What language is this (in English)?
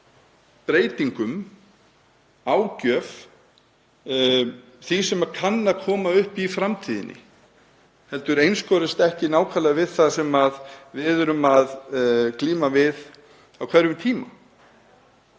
Icelandic